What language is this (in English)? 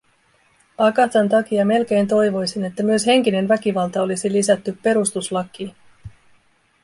Finnish